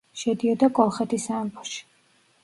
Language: Georgian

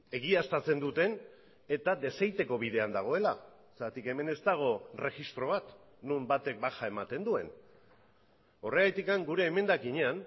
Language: Basque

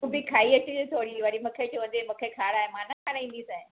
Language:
Sindhi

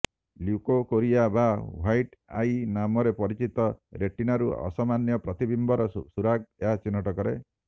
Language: Odia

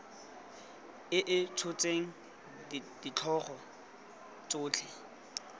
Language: Tswana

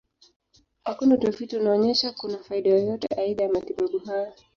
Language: Swahili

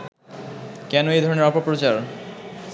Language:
Bangla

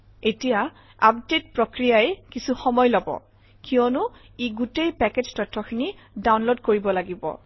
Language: Assamese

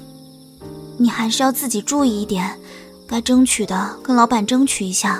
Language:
Chinese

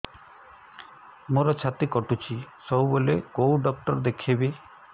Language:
Odia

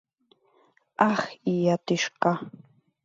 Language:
Mari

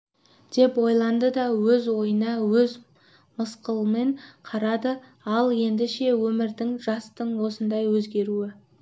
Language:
Kazakh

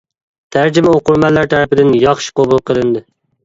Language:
Uyghur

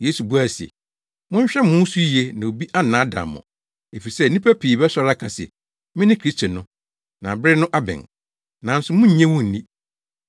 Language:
Akan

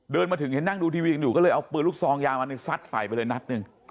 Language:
Thai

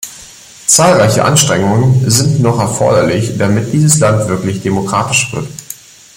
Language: German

